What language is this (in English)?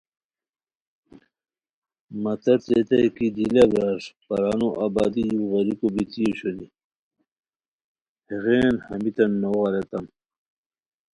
Khowar